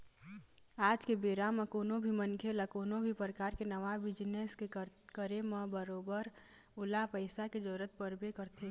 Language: Chhattisgarhi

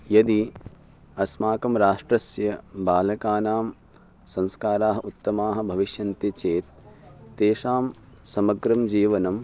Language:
Sanskrit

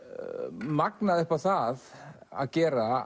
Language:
Icelandic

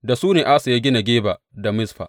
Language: Hausa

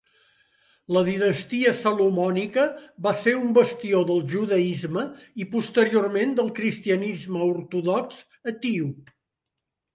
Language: Catalan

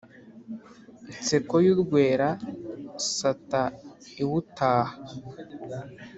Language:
Kinyarwanda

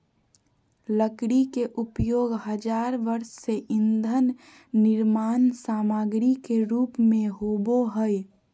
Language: Magahi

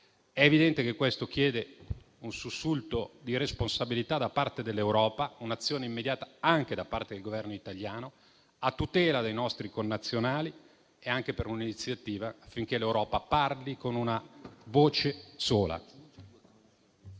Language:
Italian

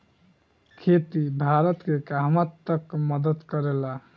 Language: Bhojpuri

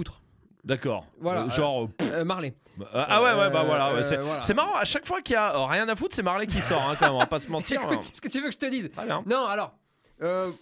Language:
French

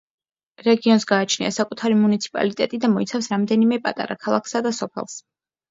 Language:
Georgian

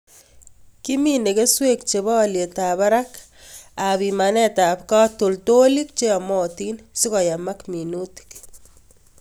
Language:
Kalenjin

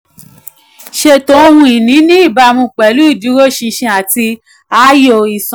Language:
Yoruba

